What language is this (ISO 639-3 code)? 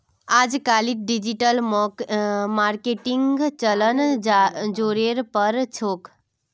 mag